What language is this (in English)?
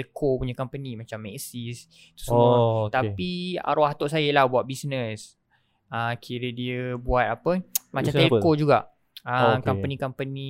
Malay